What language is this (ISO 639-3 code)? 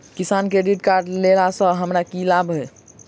mai